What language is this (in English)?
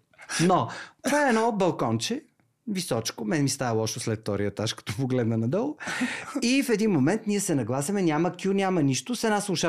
Bulgarian